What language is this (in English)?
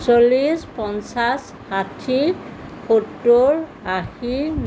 Assamese